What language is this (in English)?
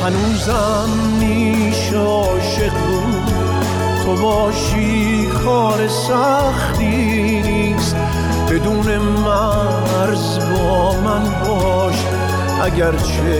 Persian